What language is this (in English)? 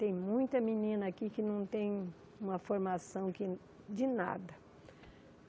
Portuguese